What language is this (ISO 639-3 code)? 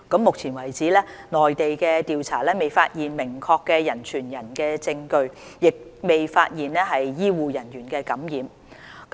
yue